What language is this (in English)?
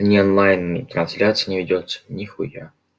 Russian